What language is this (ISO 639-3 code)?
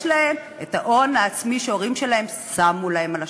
heb